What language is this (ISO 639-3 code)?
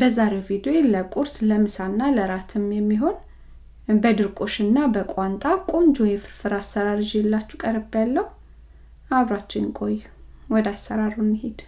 amh